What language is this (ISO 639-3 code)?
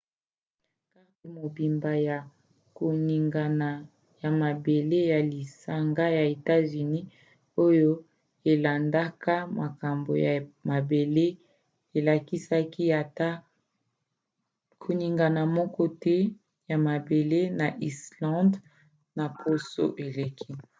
lin